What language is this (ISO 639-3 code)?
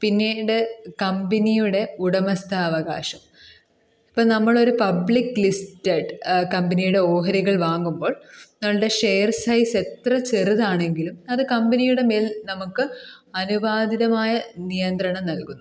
mal